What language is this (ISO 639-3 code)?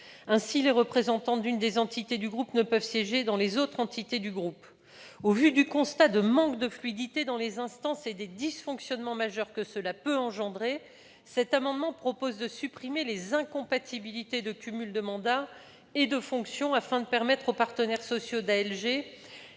fra